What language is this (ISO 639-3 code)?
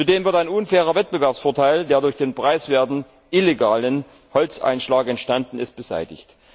deu